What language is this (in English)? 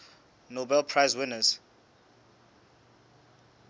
Southern Sotho